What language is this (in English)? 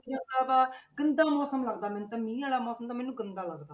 Punjabi